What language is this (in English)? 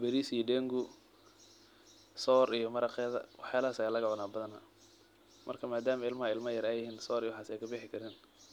Somali